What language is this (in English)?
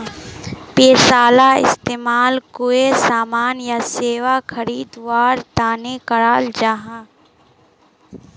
Magahi